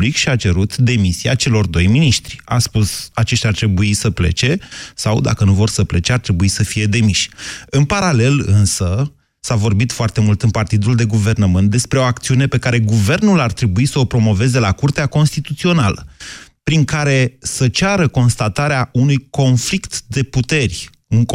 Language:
Romanian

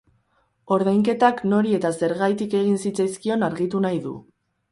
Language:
Basque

